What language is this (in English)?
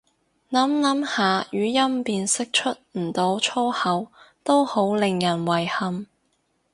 Cantonese